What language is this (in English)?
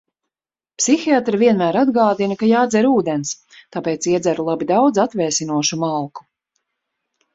Latvian